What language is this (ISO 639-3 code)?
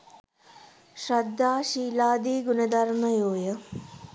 sin